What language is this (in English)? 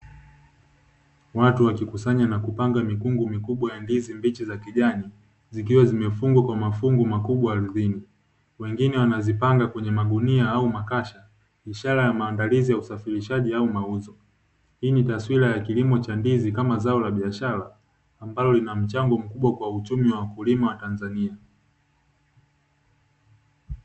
Swahili